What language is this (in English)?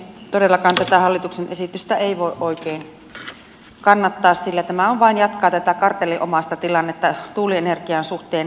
Finnish